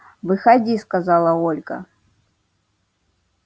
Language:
Russian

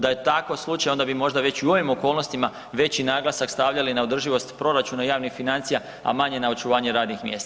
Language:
Croatian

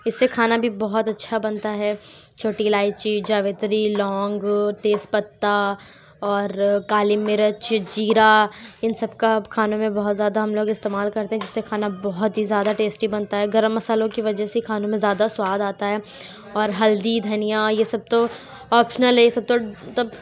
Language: Urdu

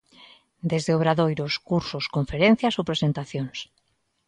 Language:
Galician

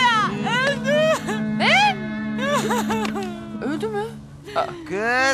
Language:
Turkish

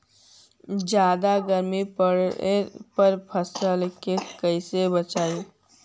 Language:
Magahi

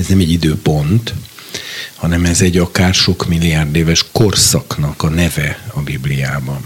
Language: Hungarian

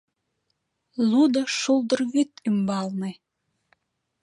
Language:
Mari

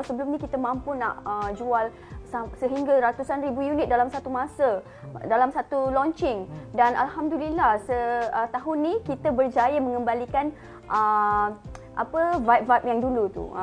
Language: Malay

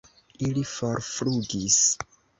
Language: Esperanto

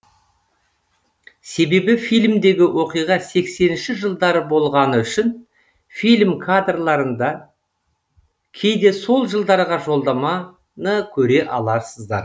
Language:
Kazakh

